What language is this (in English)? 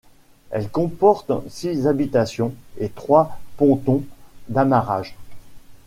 French